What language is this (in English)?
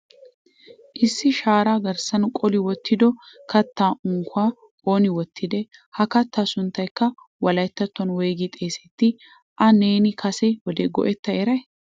Wolaytta